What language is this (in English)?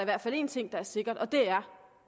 Danish